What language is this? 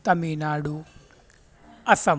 Urdu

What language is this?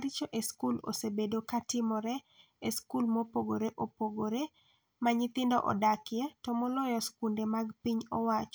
Luo (Kenya and Tanzania)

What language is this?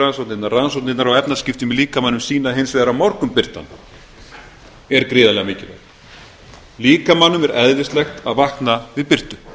Icelandic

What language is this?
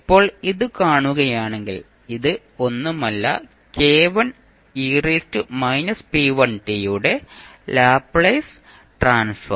Malayalam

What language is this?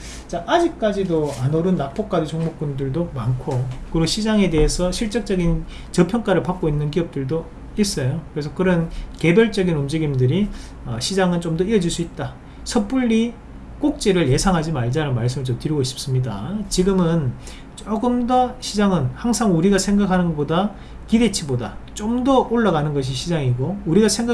Korean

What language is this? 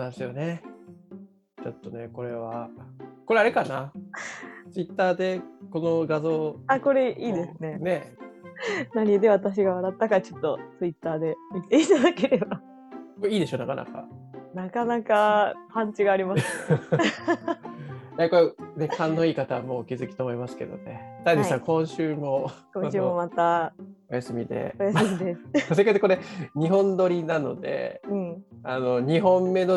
Japanese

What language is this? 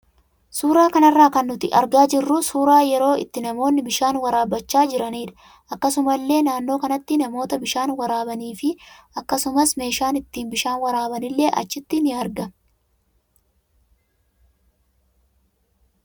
Oromo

